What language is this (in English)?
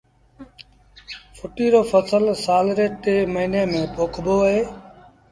Sindhi Bhil